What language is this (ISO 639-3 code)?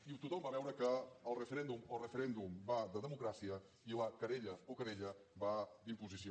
cat